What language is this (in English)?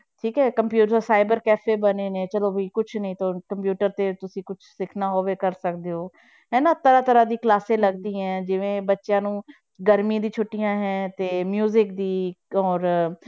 Punjabi